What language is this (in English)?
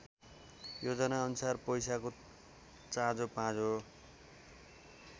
Nepali